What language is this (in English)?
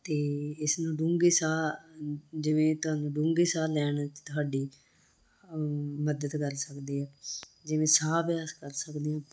Punjabi